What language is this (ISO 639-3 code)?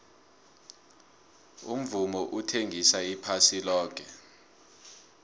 nbl